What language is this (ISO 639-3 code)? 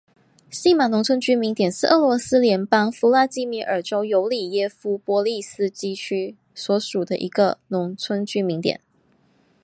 zho